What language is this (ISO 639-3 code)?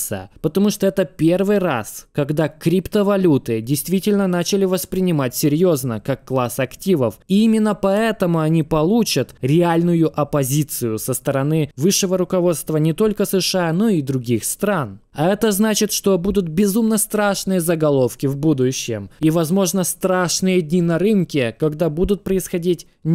rus